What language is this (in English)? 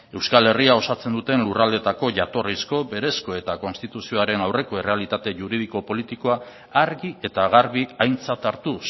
Basque